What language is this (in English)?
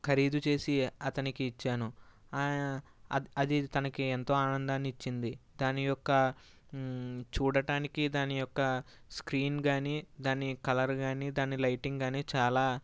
Telugu